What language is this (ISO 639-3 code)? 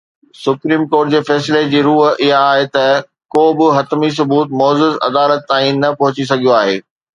snd